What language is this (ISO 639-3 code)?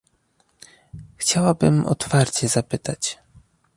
pol